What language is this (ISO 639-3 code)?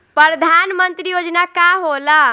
bho